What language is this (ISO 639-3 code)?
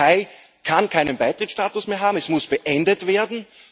deu